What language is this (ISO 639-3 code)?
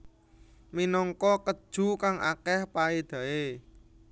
jav